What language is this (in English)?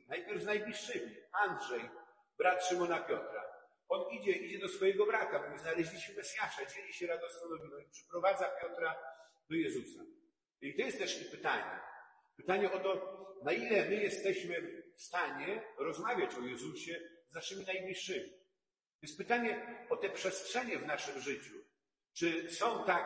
Polish